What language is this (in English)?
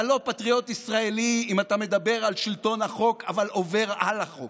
Hebrew